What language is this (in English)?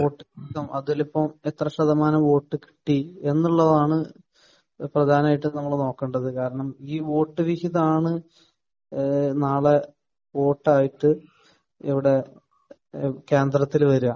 Malayalam